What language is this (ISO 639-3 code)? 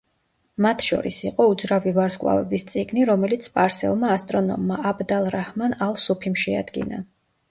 kat